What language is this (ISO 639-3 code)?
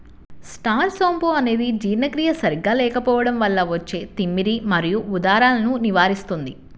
tel